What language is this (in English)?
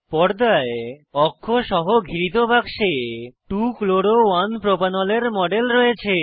Bangla